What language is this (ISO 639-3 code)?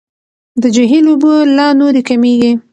pus